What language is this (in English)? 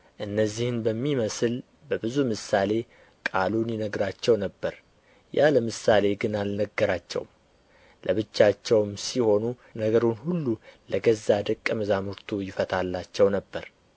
Amharic